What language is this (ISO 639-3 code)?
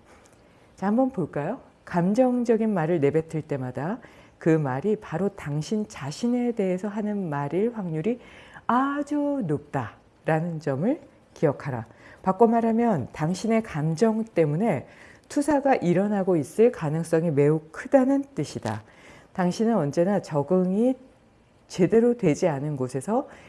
kor